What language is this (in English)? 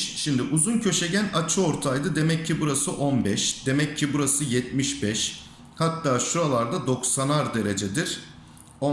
Turkish